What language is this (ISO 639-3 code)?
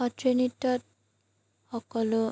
asm